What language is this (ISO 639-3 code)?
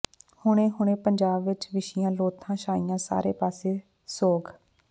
pan